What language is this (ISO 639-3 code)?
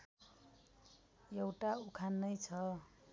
nep